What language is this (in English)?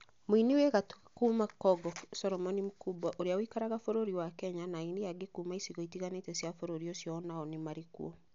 Kikuyu